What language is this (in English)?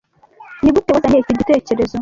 Kinyarwanda